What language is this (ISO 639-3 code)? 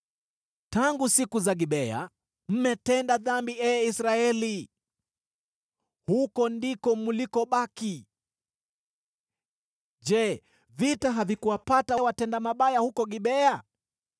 swa